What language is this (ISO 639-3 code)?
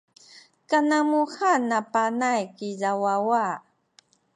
szy